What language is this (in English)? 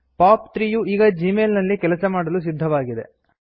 Kannada